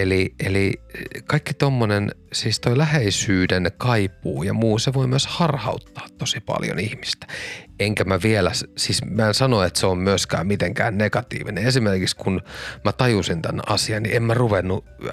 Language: Finnish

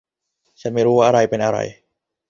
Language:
Thai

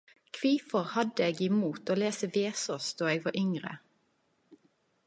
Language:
Norwegian Nynorsk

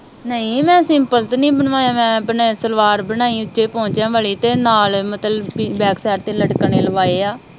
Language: Punjabi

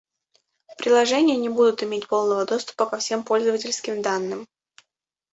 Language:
Russian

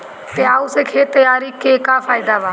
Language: Bhojpuri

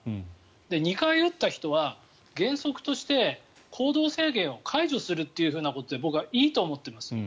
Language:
Japanese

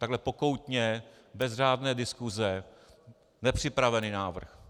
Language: Czech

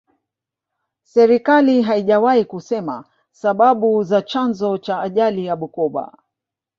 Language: Swahili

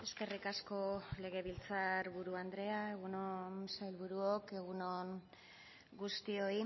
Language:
Basque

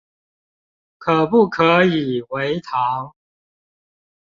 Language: Chinese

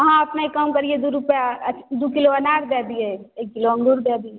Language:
Maithili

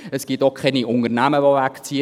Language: Swiss German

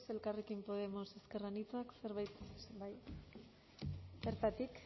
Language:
Basque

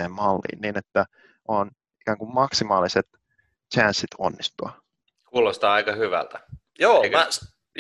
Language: Finnish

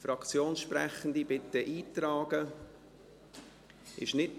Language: Swiss German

